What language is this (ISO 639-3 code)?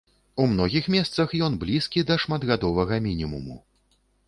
bel